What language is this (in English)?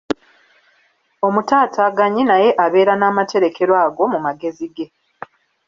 Ganda